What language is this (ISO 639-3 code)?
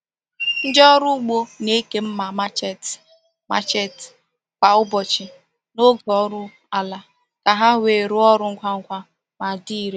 ibo